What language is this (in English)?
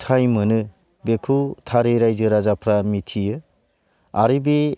Bodo